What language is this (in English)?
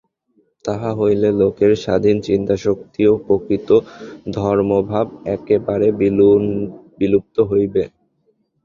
Bangla